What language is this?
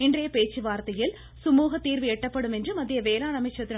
Tamil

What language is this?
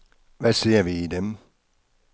Danish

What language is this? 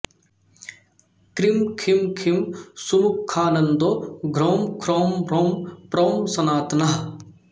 Sanskrit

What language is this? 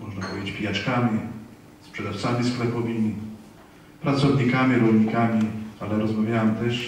Polish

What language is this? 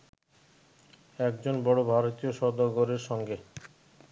Bangla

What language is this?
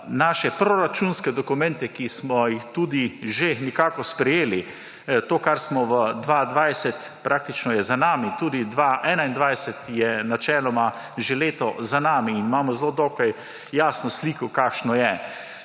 Slovenian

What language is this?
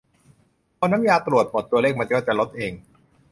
Thai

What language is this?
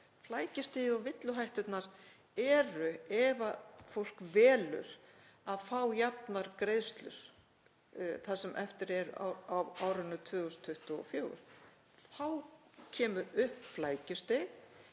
Icelandic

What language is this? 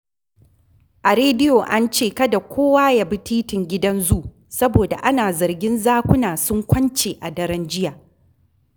Hausa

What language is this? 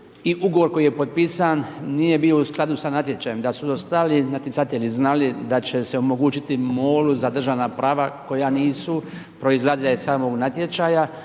Croatian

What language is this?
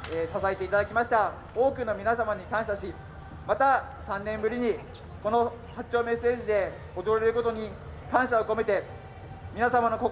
Japanese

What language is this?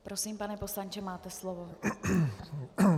Czech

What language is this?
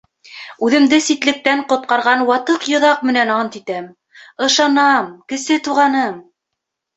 Bashkir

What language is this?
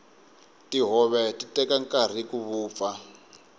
Tsonga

